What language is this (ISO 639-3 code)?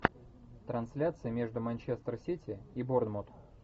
rus